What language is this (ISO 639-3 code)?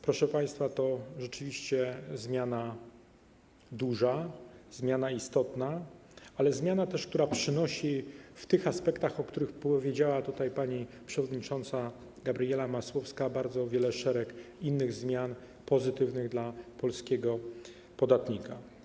pol